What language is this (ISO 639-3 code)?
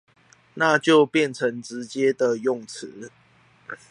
zho